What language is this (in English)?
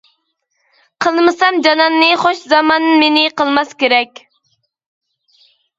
Uyghur